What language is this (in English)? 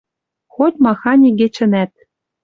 Western Mari